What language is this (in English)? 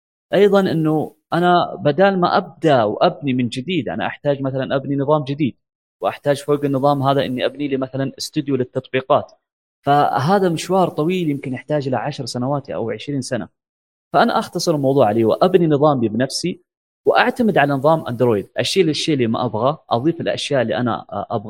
Arabic